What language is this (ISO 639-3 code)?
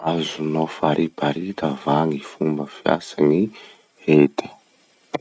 msh